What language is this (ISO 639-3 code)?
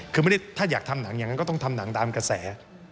tha